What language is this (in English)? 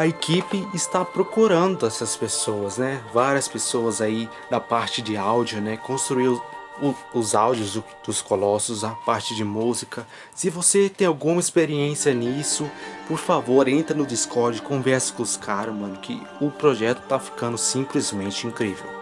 Portuguese